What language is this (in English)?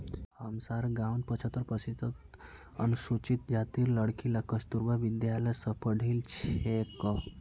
Magahi